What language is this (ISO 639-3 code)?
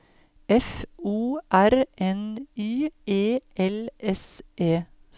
nor